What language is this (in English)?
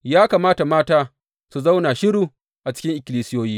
Hausa